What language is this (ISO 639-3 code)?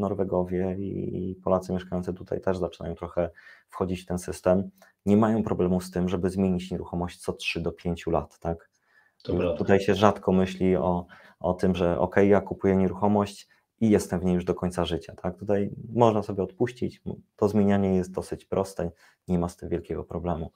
pol